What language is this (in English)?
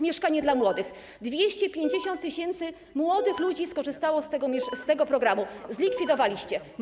Polish